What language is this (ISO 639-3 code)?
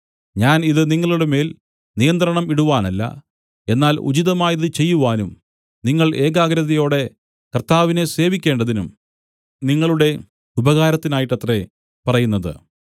mal